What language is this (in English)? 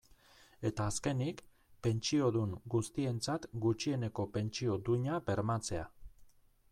Basque